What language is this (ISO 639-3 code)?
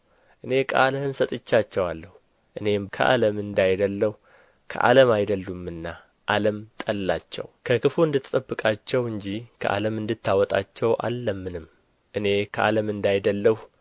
amh